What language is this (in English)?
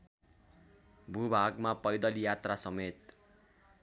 Nepali